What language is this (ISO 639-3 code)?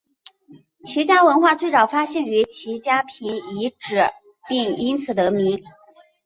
zho